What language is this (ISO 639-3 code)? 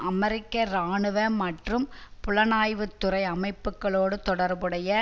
tam